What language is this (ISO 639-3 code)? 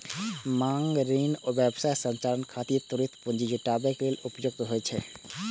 mai